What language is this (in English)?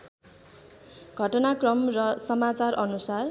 Nepali